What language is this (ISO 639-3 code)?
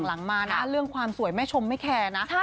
tha